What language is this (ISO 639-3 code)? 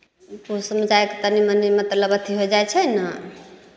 mai